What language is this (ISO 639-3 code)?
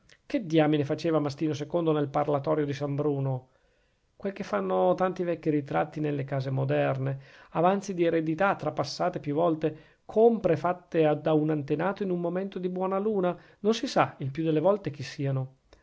ita